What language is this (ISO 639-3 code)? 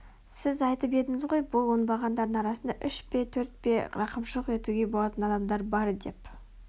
kaz